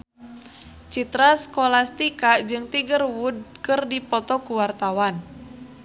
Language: Sundanese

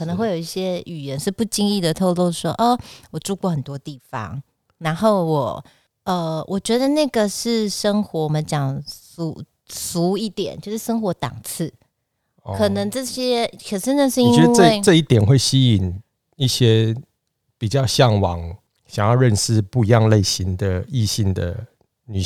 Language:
Chinese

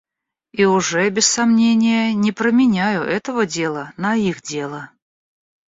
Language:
Russian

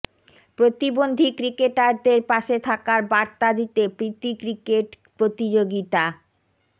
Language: Bangla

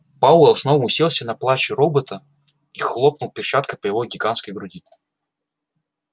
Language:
Russian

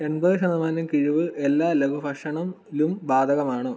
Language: Malayalam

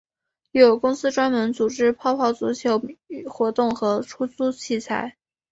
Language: Chinese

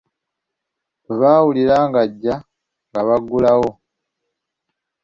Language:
Ganda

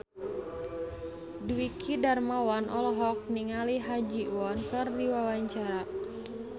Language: Sundanese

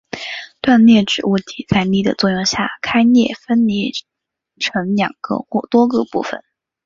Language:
Chinese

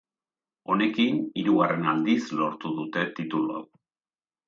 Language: Basque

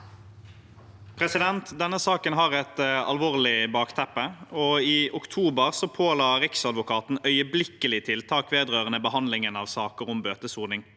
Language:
Norwegian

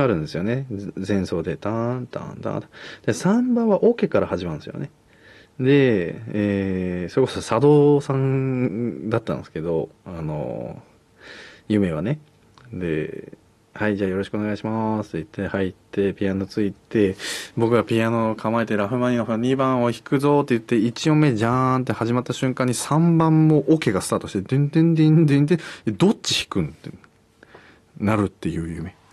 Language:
Japanese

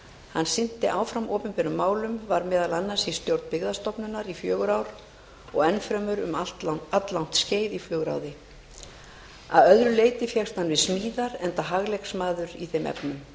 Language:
Icelandic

